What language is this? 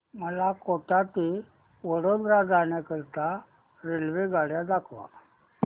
Marathi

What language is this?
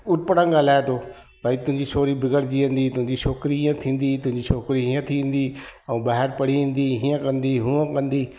Sindhi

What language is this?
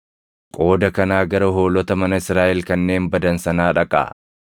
Oromo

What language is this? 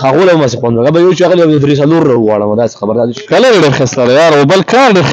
Arabic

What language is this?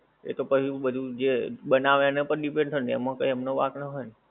Gujarati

